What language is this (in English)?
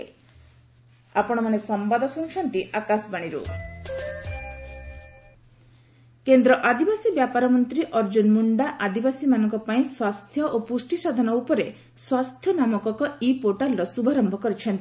Odia